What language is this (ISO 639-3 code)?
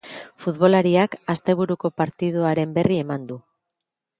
eus